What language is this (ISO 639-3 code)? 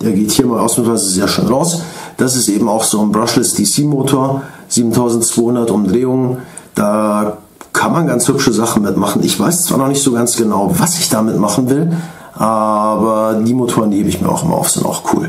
deu